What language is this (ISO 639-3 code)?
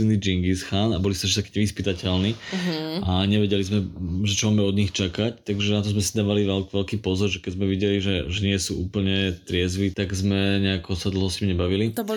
slk